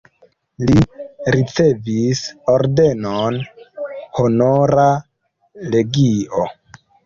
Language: Esperanto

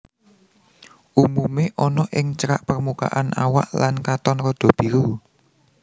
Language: Javanese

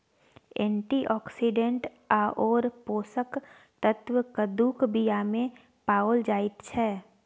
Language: Maithili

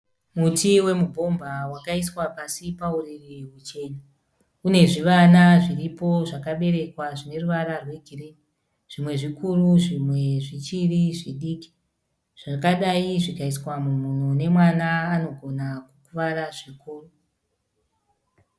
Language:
Shona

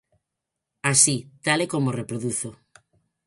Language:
Galician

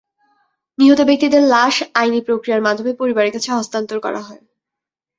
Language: Bangla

